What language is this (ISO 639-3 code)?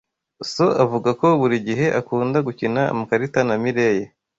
kin